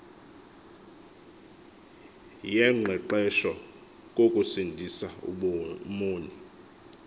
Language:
Xhosa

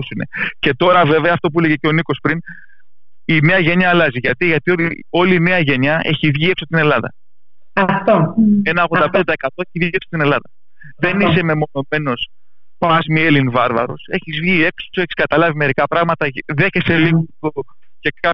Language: Greek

